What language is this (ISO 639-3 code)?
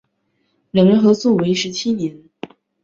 zho